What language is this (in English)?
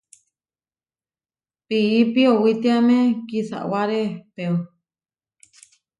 Huarijio